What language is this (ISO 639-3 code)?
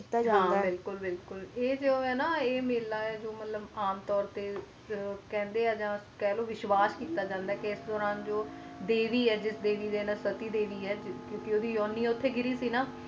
pan